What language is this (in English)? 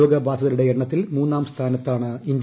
Malayalam